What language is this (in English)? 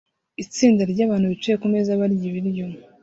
Kinyarwanda